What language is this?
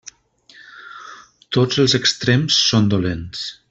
Catalan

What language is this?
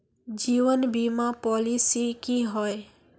Magahi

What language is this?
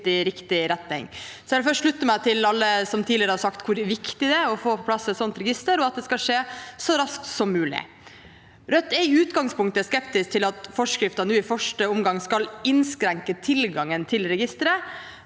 Norwegian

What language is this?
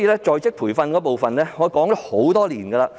Cantonese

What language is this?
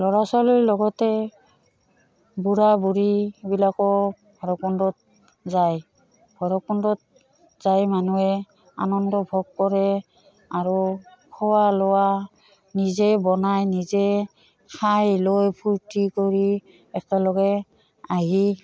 Assamese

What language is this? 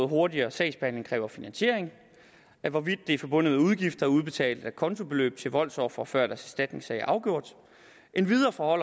Danish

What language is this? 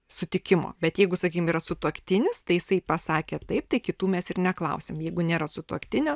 Lithuanian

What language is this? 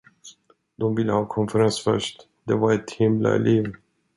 Swedish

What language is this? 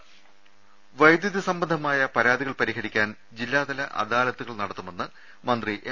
Malayalam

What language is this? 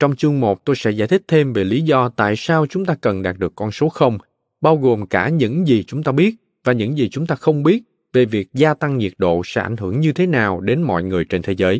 Vietnamese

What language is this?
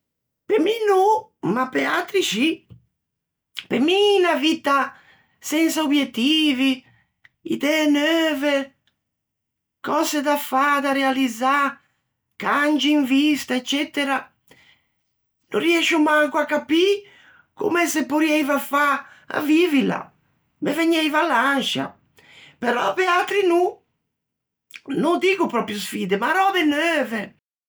Ligurian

